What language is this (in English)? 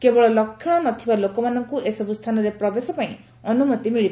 Odia